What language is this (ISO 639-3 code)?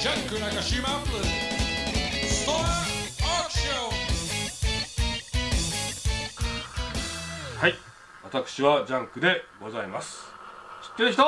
jpn